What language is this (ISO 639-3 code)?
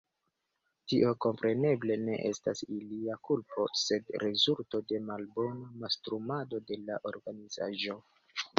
epo